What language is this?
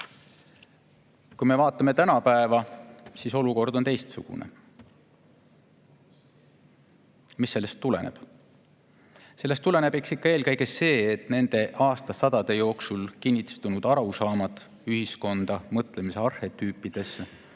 Estonian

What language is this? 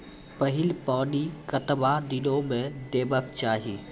Maithili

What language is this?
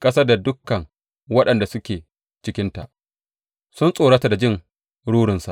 Hausa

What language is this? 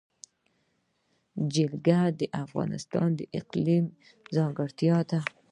Pashto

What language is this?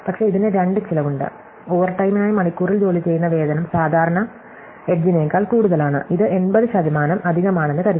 Malayalam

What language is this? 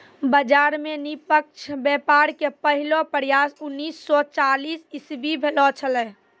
Maithili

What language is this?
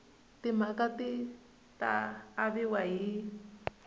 Tsonga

